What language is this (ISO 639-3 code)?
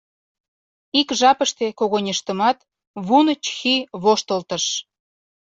chm